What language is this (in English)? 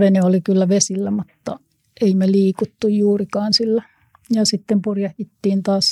Finnish